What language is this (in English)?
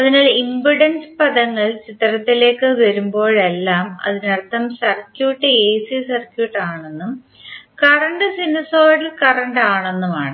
Malayalam